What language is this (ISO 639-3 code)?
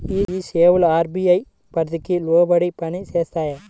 tel